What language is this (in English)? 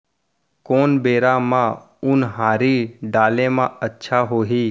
Chhattisgarhi